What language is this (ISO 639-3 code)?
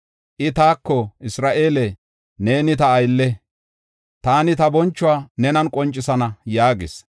gof